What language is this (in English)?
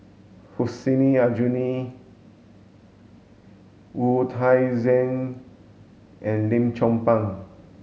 English